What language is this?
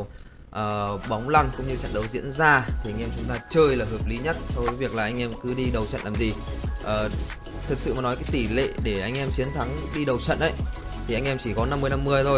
Vietnamese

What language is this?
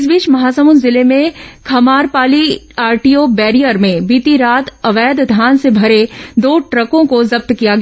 Hindi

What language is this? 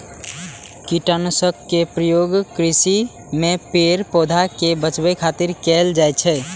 Maithili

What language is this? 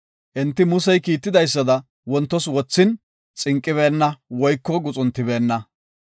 Gofa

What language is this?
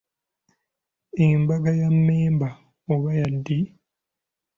Ganda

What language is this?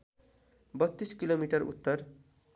Nepali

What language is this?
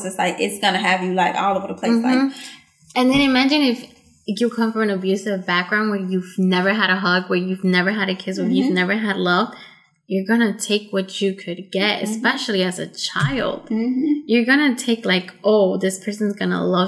English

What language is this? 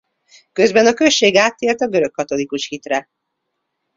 Hungarian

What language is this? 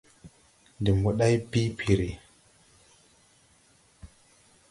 Tupuri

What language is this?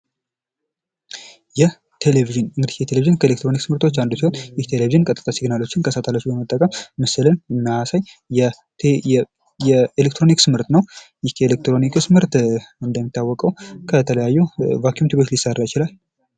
Amharic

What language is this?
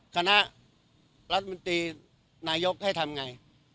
Thai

